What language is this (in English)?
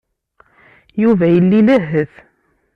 Kabyle